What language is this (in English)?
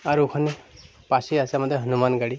Bangla